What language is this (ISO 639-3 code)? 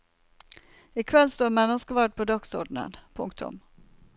nor